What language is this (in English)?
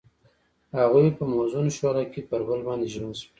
Pashto